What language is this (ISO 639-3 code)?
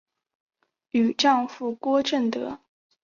zho